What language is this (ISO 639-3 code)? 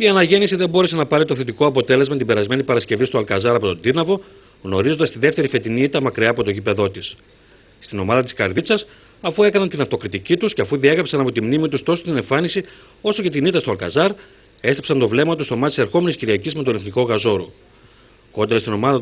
ell